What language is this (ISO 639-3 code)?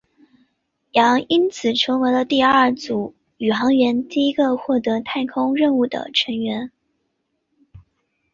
zho